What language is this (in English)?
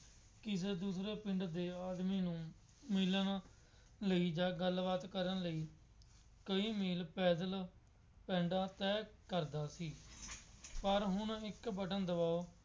Punjabi